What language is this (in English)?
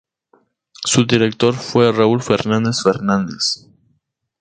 Spanish